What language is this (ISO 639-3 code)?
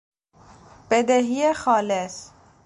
fas